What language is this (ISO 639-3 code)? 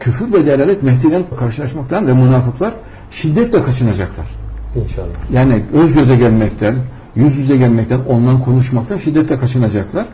tur